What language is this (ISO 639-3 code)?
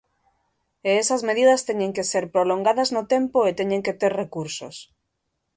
glg